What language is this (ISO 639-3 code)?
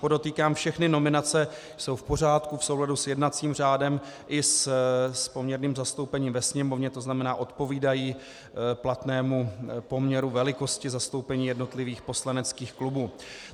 ces